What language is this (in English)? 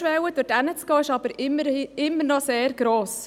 Swiss German